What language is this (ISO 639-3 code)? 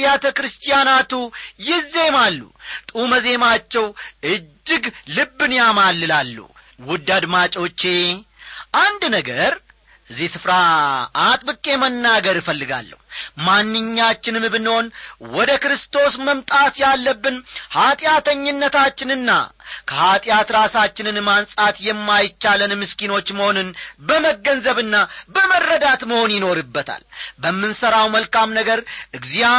amh